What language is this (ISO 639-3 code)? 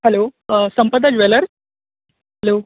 kok